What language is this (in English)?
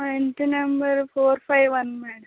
Telugu